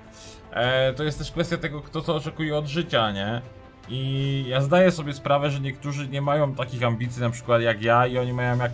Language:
Polish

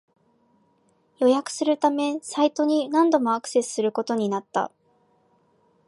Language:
Japanese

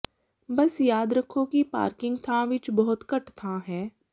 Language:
Punjabi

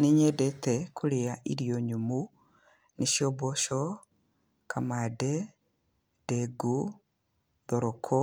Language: Kikuyu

